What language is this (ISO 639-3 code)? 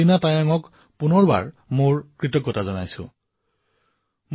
asm